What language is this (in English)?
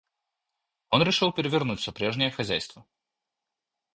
Russian